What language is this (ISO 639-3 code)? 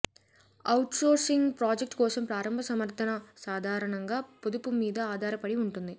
tel